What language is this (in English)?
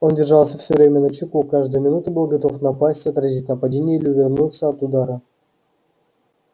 Russian